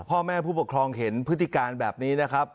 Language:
Thai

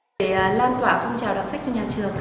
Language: Vietnamese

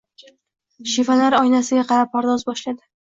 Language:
Uzbek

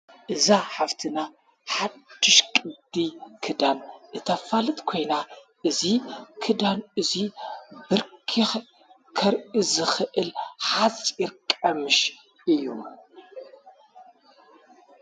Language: Tigrinya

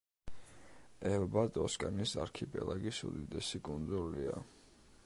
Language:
Georgian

